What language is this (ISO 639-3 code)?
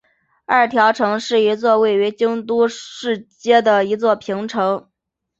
zho